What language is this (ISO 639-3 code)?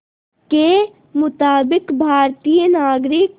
hin